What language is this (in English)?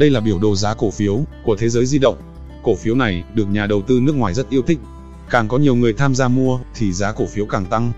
Vietnamese